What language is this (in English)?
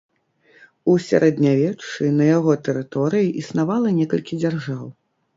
Belarusian